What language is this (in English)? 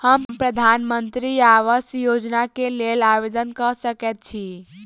Maithili